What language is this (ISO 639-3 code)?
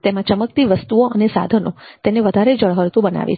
guj